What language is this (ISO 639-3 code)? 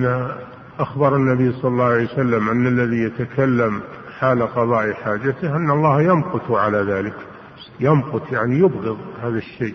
ara